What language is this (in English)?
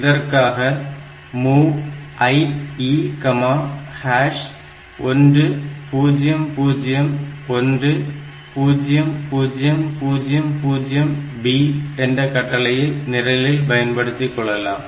Tamil